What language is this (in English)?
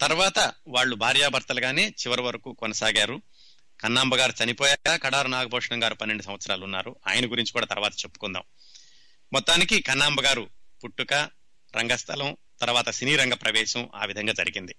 Telugu